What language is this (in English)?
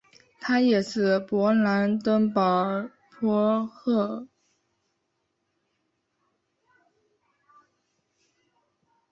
Chinese